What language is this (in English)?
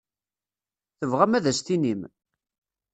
Kabyle